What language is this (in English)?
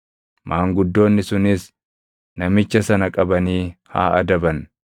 Oromo